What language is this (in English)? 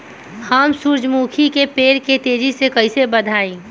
Bhojpuri